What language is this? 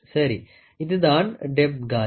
Tamil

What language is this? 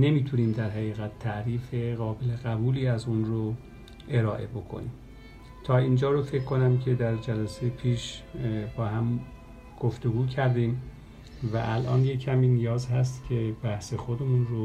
Persian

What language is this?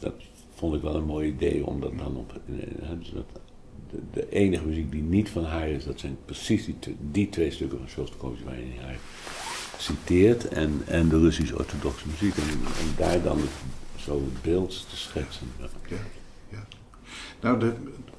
Dutch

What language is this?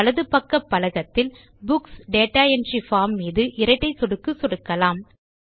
Tamil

